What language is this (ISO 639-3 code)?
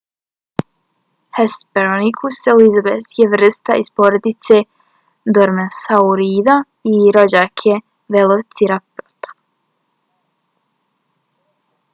bos